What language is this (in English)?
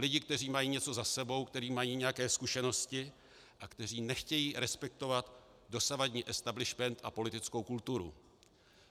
Czech